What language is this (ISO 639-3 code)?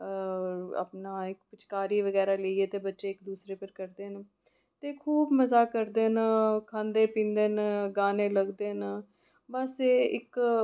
doi